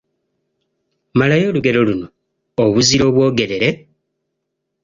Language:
Ganda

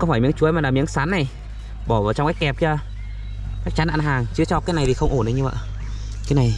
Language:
Vietnamese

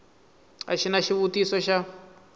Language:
Tsonga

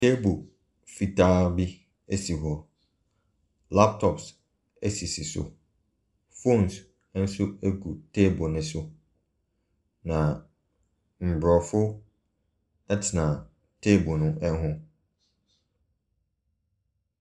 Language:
Akan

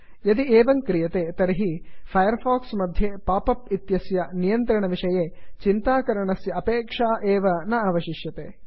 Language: Sanskrit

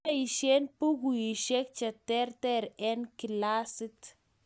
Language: Kalenjin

